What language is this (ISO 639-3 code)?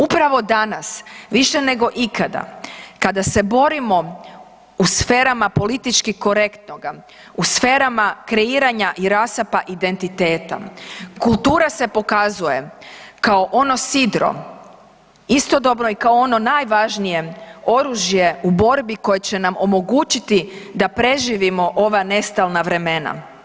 hrv